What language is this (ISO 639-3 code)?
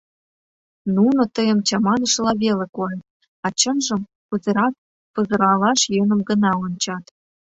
chm